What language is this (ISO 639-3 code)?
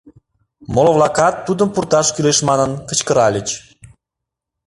chm